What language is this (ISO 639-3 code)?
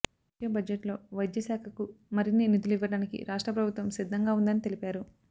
tel